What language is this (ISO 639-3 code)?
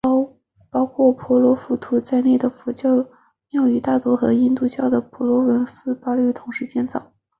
zho